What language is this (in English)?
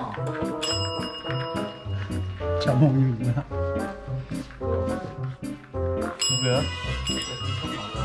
Korean